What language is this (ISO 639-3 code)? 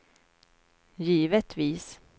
swe